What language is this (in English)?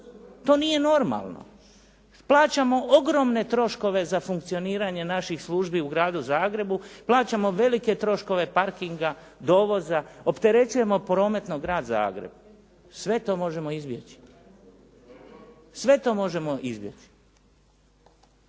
Croatian